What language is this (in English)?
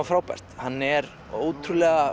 Icelandic